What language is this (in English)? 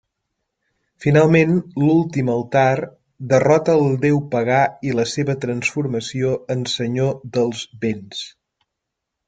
Catalan